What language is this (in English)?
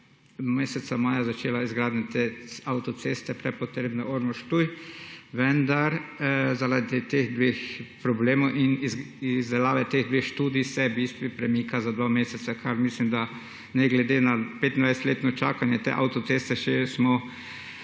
Slovenian